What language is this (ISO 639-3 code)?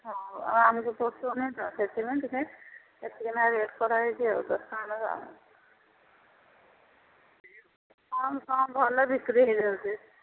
ori